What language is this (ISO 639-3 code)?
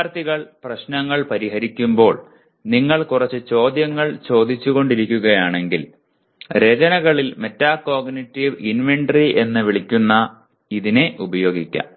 mal